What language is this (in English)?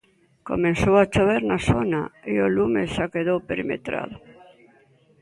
Galician